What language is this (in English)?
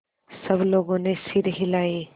Hindi